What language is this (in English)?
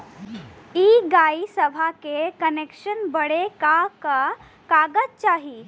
Bhojpuri